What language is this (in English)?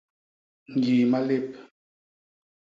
Basaa